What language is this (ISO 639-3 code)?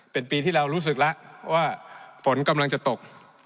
tha